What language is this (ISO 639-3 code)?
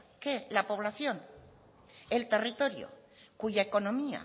spa